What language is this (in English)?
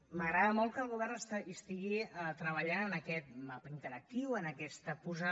Catalan